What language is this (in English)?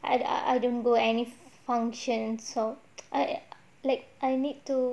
English